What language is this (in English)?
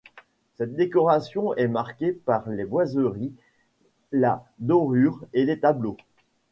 French